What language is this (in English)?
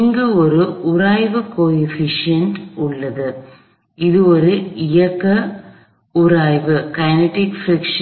Tamil